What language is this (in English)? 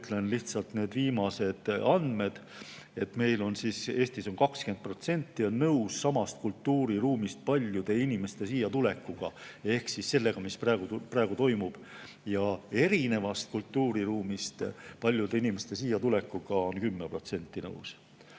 Estonian